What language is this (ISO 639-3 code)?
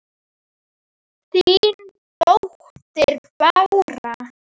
isl